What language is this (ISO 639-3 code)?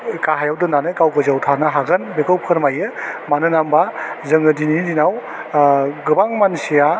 brx